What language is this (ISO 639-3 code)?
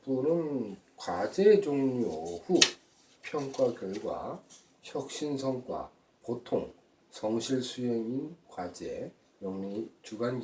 kor